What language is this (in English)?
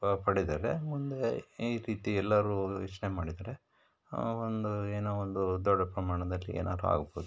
Kannada